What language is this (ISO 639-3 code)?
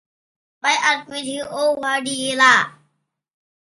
tha